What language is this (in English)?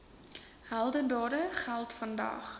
Afrikaans